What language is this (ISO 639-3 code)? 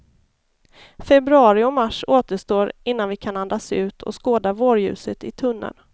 swe